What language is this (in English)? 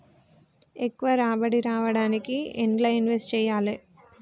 Telugu